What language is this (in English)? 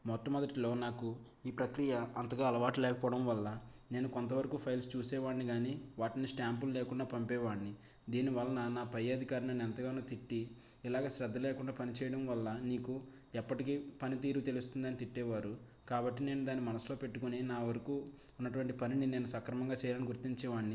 Telugu